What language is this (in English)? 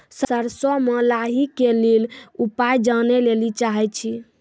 Maithili